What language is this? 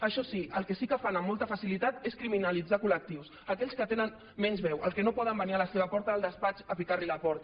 Catalan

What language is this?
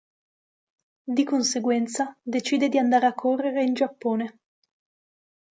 Italian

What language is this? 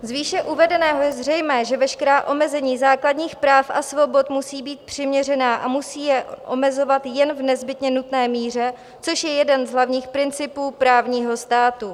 Czech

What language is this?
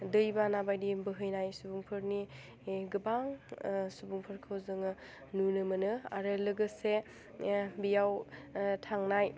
Bodo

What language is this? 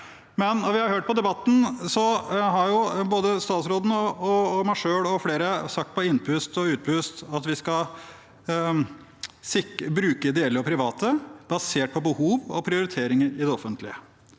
Norwegian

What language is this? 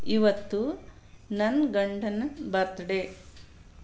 Kannada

